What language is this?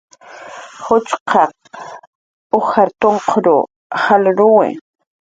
Jaqaru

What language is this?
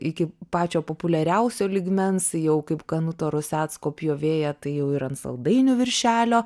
Lithuanian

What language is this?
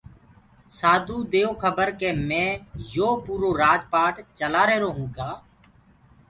Gurgula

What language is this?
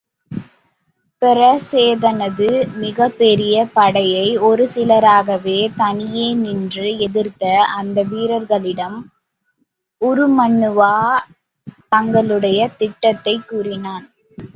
Tamil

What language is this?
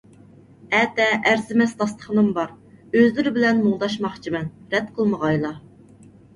Uyghur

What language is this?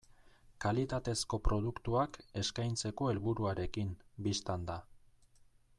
Basque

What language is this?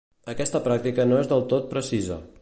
Catalan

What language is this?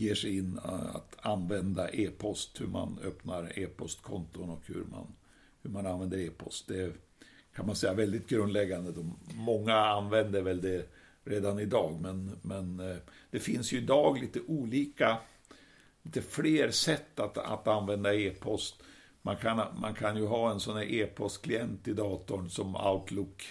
Swedish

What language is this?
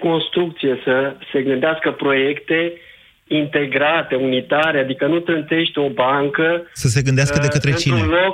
Romanian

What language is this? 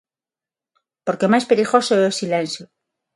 Galician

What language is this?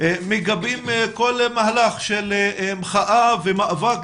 Hebrew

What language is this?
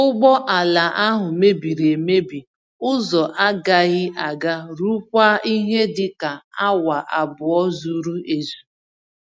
Igbo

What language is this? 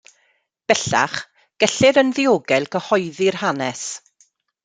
Welsh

